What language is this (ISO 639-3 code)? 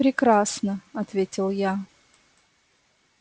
rus